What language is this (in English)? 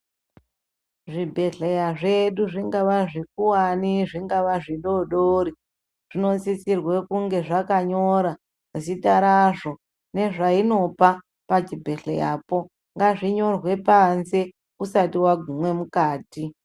Ndau